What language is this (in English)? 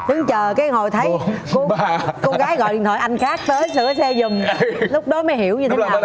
Vietnamese